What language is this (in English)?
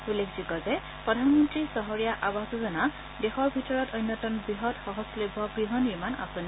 Assamese